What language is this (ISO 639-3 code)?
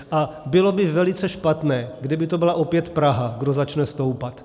ces